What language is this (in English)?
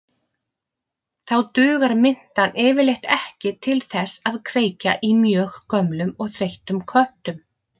Icelandic